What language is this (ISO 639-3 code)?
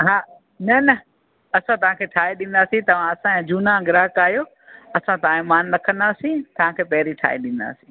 snd